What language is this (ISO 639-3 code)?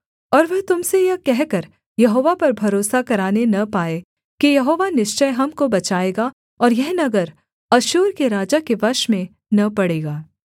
hin